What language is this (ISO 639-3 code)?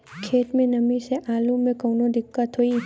bho